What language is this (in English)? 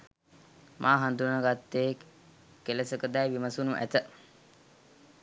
Sinhala